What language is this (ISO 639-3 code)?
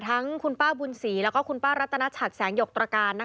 tha